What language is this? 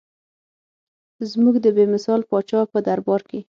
Pashto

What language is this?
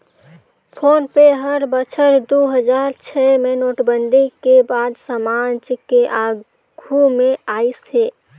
Chhattisgarhi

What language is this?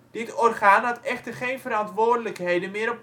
Dutch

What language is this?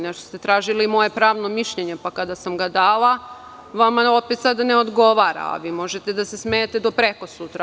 Serbian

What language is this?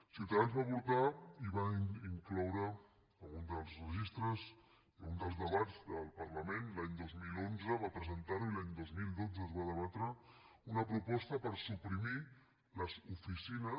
Catalan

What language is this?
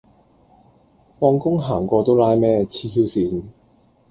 Cantonese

